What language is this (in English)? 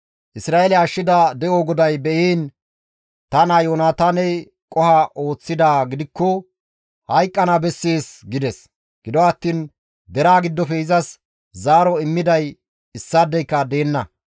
Gamo